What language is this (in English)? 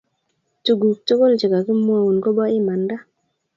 Kalenjin